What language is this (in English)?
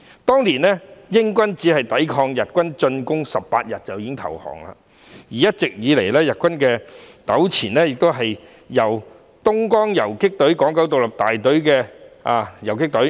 Cantonese